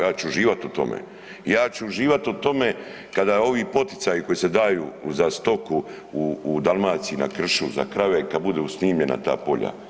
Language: Croatian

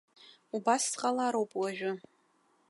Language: Abkhazian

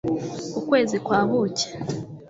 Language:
Kinyarwanda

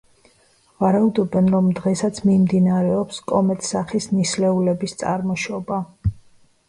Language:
Georgian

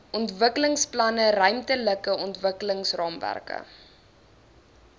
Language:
Afrikaans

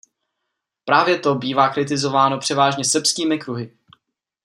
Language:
Czech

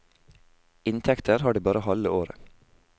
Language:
Norwegian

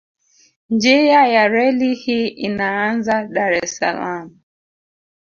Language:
Swahili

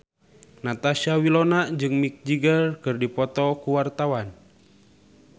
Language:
Sundanese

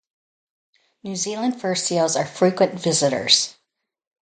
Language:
English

